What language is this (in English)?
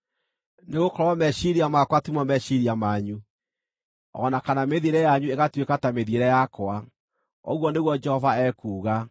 Kikuyu